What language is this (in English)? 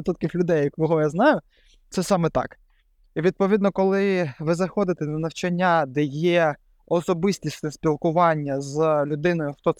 Ukrainian